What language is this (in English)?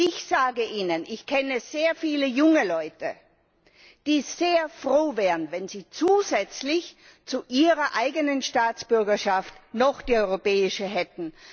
German